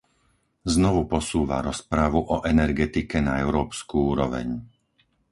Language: Slovak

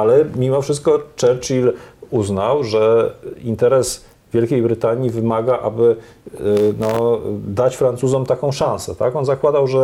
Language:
Polish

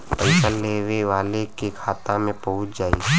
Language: Bhojpuri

